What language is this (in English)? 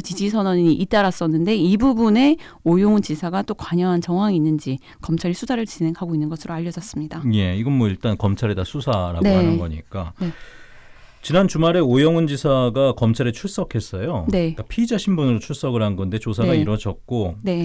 Korean